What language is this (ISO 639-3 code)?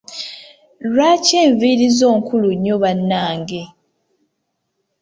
lug